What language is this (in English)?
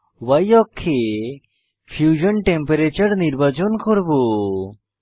Bangla